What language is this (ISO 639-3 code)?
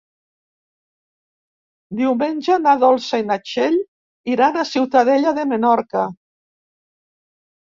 cat